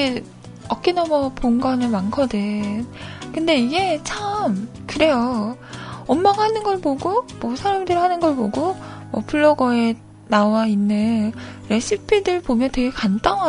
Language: Korean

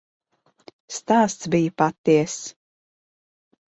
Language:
Latvian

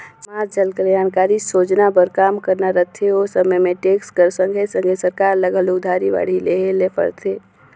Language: Chhattisgarhi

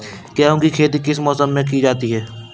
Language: Hindi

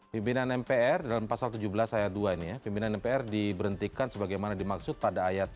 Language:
Indonesian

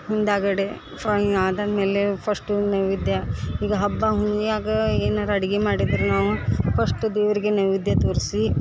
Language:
Kannada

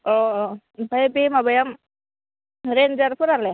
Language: Bodo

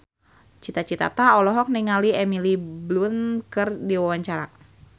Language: Sundanese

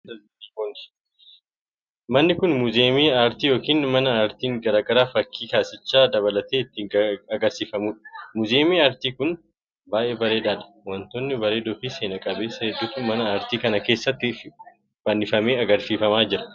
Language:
Oromo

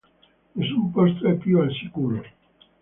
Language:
Italian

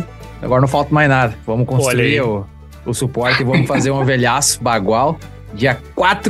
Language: Portuguese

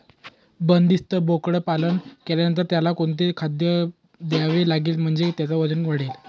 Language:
Marathi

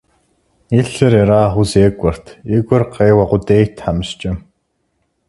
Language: Kabardian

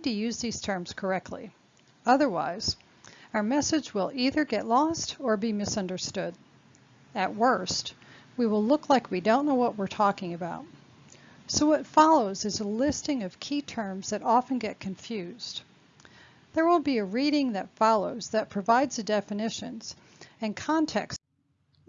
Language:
English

